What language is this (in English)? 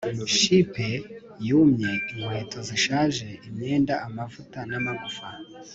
Kinyarwanda